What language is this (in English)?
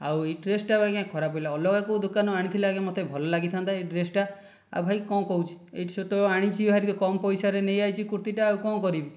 Odia